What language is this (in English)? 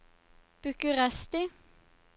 Norwegian